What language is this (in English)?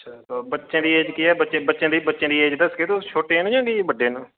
Dogri